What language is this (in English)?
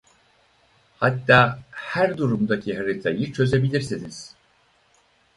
Turkish